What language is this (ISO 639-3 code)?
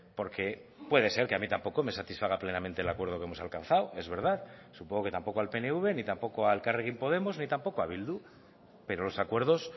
spa